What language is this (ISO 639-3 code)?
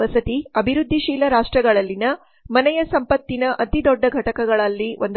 kan